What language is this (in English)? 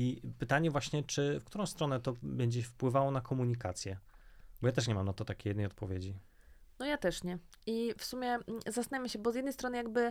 Polish